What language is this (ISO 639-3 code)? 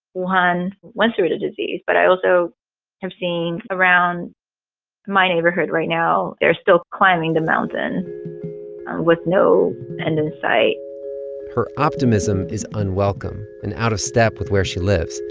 eng